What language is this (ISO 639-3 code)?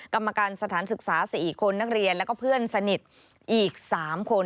tha